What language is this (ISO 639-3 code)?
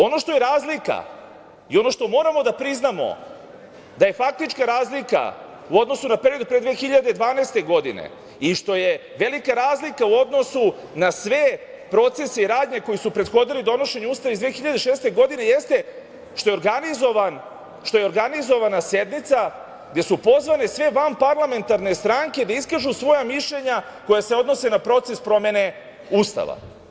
srp